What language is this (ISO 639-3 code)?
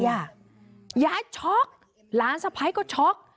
tha